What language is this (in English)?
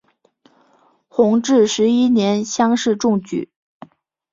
Chinese